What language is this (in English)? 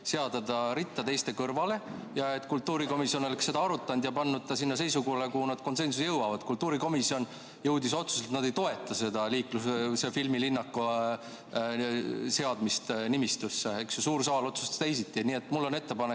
Estonian